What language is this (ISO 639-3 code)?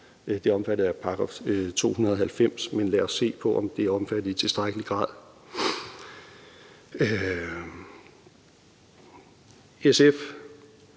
dan